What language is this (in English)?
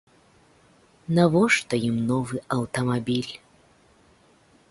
Belarusian